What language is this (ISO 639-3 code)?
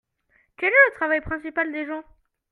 fra